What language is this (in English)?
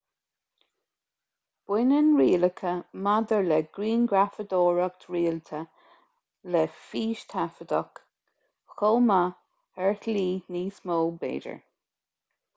Irish